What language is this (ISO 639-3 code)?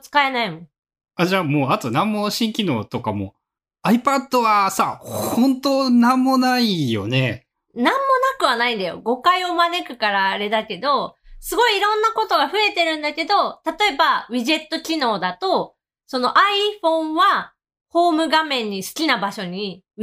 jpn